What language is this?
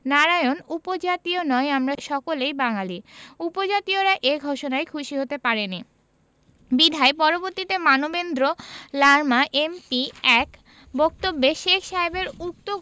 Bangla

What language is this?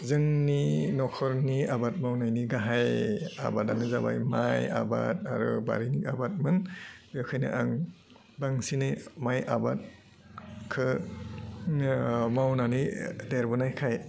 Bodo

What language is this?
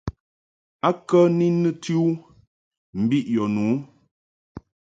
Mungaka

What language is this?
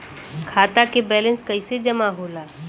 Bhojpuri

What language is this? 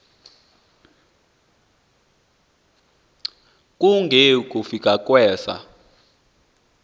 Xhosa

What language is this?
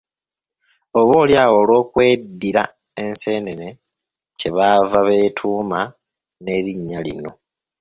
Ganda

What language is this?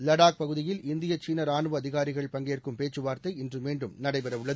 Tamil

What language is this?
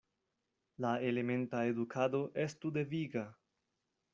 Esperanto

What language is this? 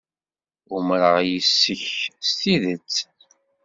Kabyle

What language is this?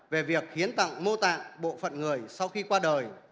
Vietnamese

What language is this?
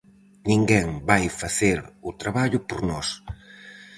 Galician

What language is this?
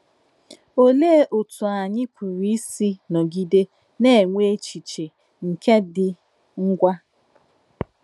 Igbo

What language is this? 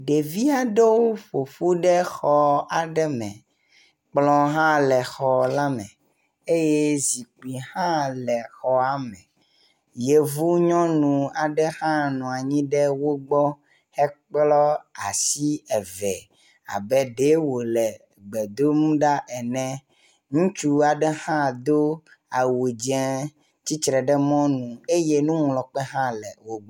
Ewe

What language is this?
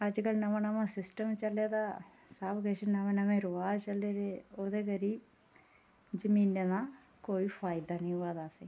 Dogri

